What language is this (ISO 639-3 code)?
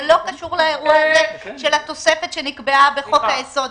heb